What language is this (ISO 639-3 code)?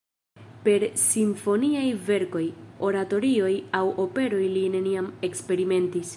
epo